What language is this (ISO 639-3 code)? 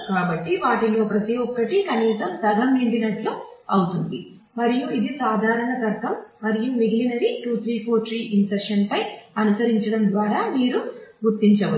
tel